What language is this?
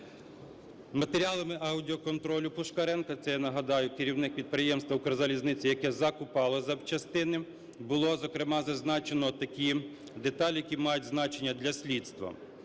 Ukrainian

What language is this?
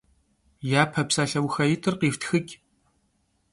Kabardian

